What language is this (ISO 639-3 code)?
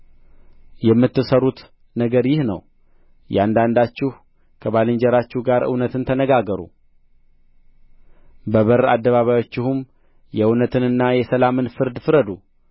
amh